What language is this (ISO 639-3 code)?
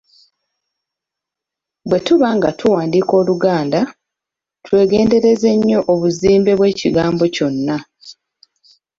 lug